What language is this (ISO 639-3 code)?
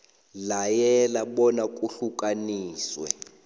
nbl